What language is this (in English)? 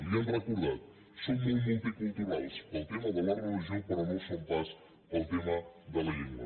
Catalan